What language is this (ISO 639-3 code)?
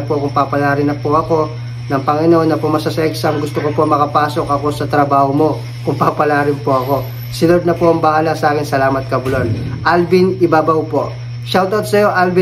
fil